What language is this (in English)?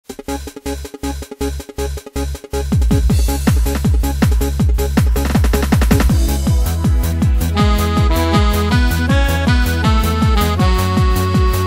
Hungarian